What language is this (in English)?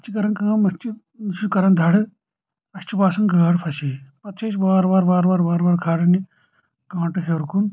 Kashmiri